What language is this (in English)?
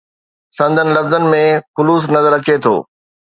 Sindhi